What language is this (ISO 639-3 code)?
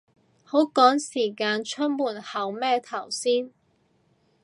yue